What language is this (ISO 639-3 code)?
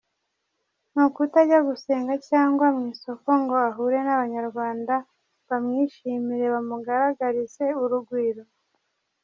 kin